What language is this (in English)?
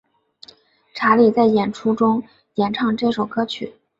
Chinese